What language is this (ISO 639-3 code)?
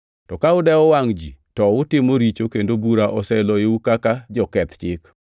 luo